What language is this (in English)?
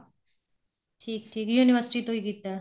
Punjabi